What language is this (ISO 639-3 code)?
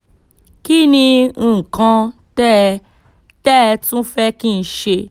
yor